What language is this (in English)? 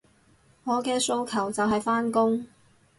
Cantonese